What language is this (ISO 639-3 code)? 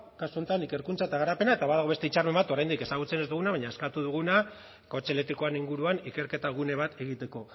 eus